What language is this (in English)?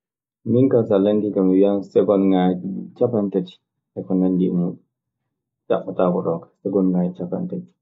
Maasina Fulfulde